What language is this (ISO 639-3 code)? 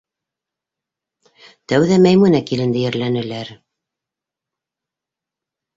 bak